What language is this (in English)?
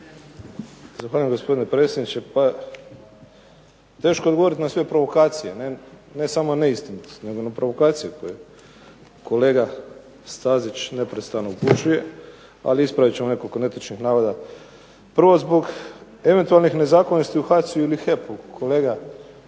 Croatian